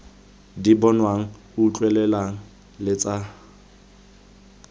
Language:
Tswana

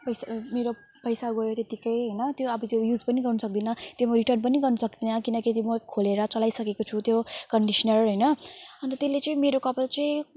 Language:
Nepali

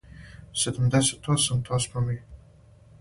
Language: Serbian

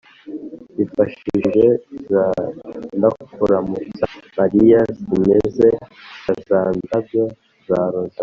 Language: Kinyarwanda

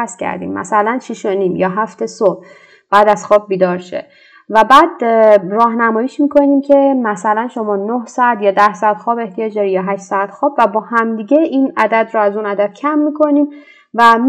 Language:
Persian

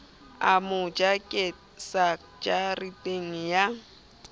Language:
Southern Sotho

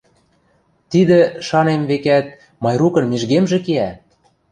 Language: Western Mari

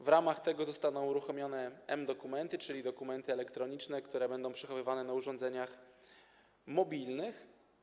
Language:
Polish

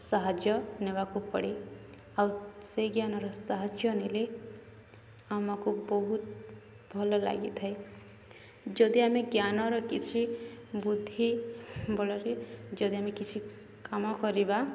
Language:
Odia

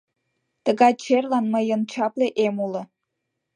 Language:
Mari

